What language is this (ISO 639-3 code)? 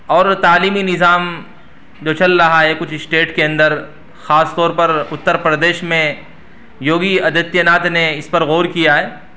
urd